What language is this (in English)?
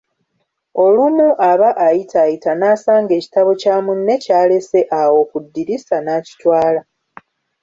Ganda